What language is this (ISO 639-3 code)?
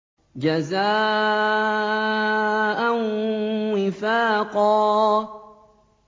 ara